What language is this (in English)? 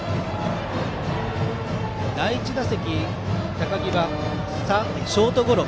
Japanese